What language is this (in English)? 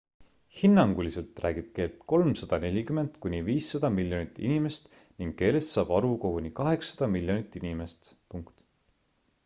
Estonian